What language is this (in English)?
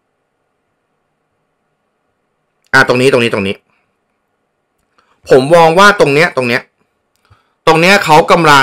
Thai